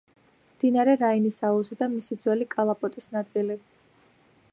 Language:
Georgian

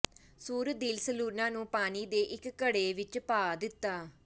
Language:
Punjabi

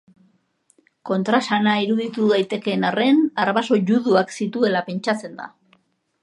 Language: Basque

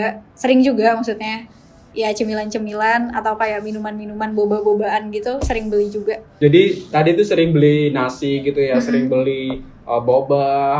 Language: Indonesian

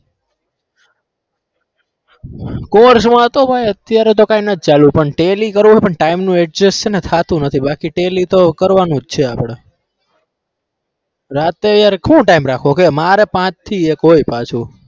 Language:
Gujarati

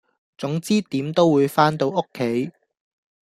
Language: Cantonese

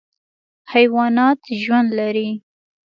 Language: Pashto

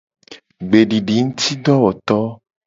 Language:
Gen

